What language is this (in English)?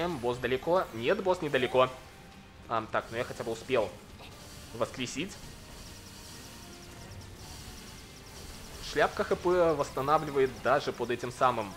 Russian